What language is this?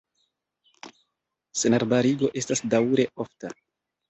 Esperanto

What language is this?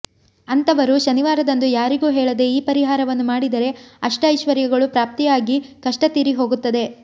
Kannada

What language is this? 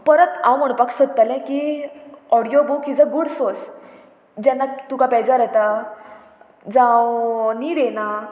Konkani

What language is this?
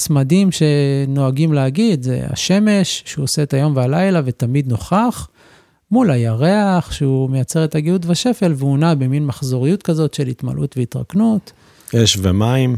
Hebrew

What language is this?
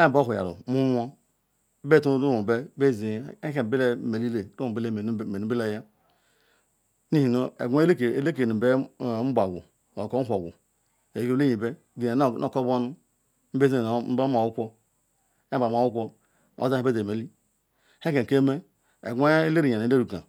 Ikwere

